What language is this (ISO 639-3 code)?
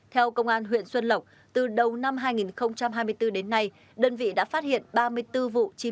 vie